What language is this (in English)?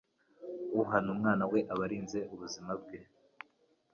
Kinyarwanda